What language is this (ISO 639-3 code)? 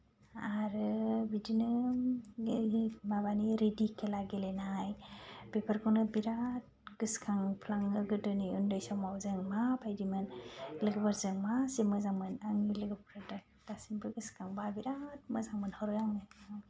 brx